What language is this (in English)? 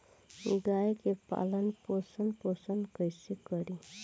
Bhojpuri